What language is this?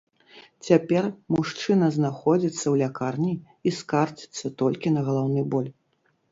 Belarusian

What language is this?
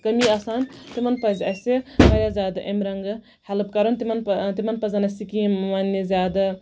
Kashmiri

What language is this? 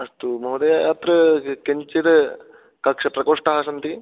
Sanskrit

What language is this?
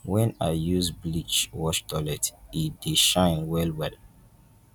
Nigerian Pidgin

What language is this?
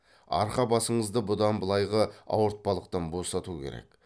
Kazakh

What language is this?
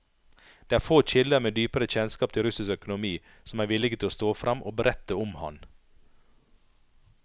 Norwegian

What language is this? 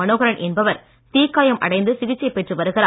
Tamil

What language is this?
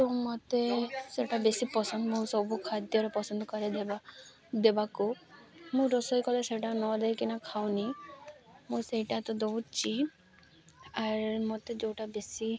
Odia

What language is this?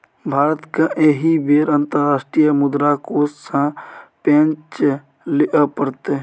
Maithili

